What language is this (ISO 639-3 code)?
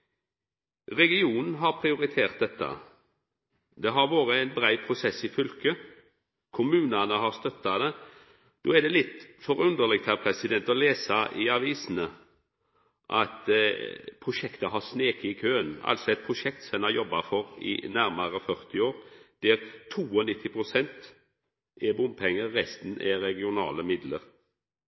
nno